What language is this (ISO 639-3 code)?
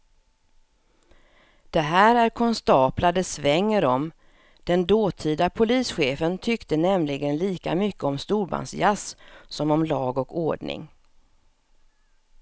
swe